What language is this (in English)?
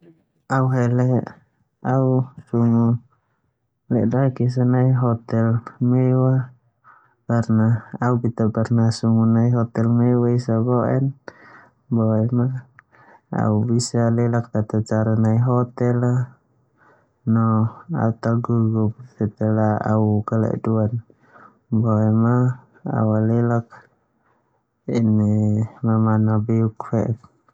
Termanu